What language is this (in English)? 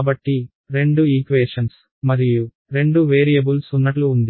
Telugu